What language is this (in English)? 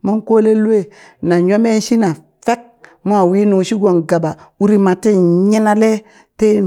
Burak